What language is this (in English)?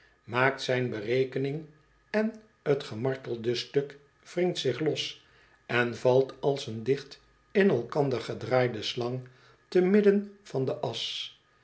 Dutch